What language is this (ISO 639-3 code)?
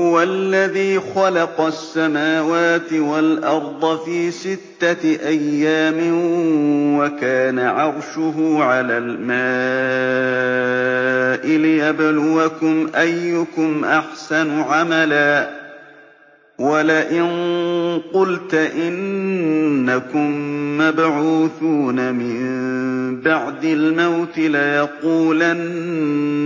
ara